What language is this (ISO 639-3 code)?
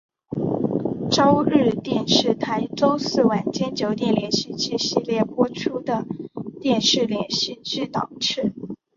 zho